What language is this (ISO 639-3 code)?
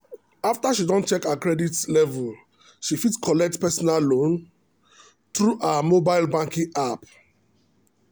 pcm